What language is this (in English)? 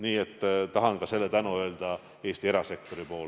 Estonian